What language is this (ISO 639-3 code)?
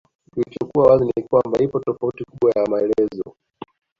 swa